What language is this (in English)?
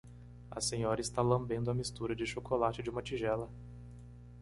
Portuguese